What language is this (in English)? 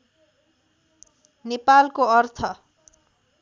Nepali